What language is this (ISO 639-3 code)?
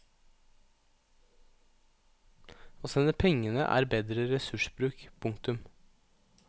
nor